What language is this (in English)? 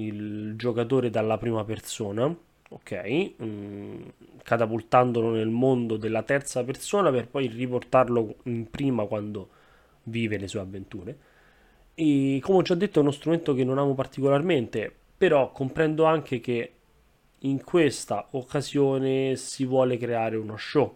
Italian